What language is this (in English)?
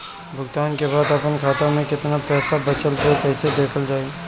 Bhojpuri